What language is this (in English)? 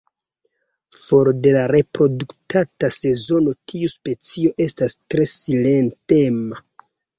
Esperanto